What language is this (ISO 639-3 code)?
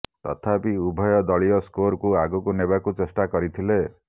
ori